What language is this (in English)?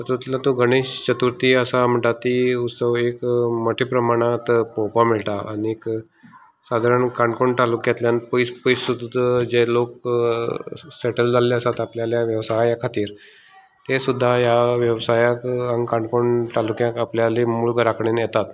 Konkani